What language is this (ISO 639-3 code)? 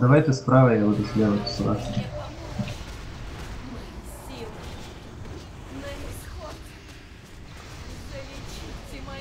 rus